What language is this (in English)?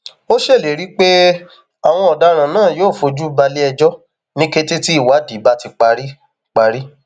Yoruba